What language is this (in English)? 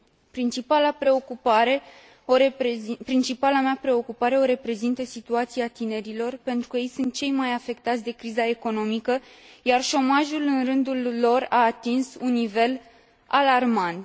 Romanian